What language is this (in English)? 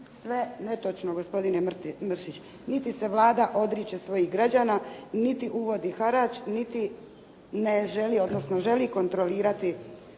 Croatian